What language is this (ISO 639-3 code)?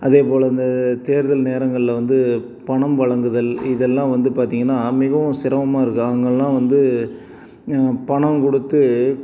tam